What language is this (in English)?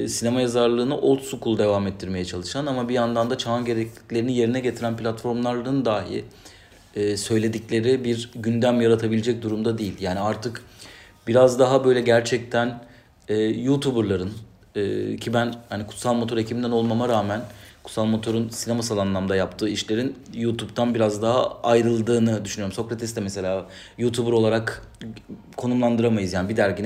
Turkish